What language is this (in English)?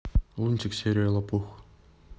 Russian